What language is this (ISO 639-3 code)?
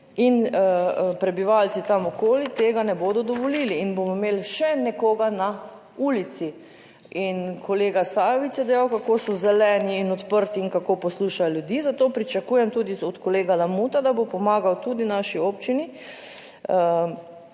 slv